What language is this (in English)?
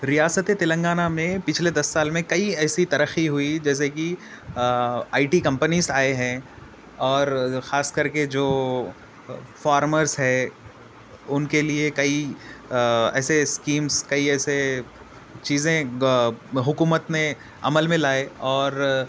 Urdu